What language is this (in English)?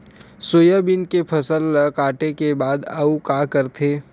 Chhattisgarhi